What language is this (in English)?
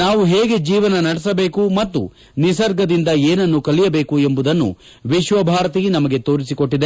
Kannada